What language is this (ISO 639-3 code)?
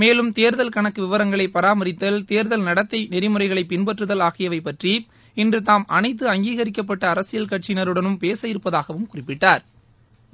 tam